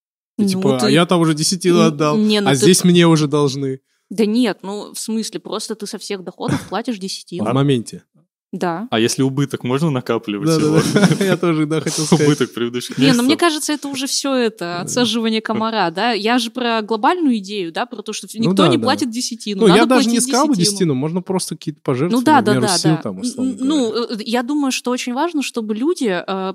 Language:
Russian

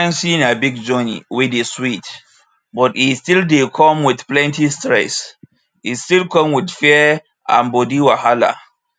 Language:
Nigerian Pidgin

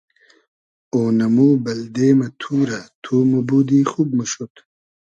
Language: Hazaragi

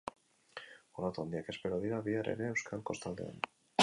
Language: Basque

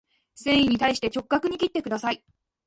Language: Japanese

